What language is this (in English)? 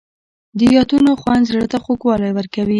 Pashto